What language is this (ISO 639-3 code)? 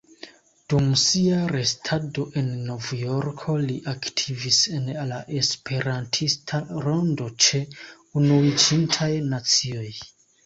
epo